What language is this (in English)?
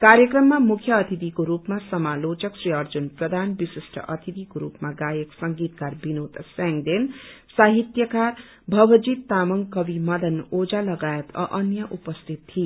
Nepali